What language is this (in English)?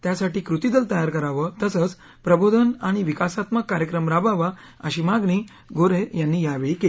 Marathi